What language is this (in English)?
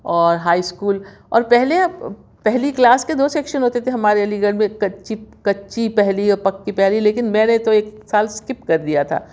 Urdu